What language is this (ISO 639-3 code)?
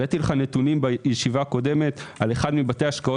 heb